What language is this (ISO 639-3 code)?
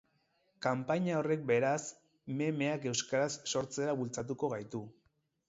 eus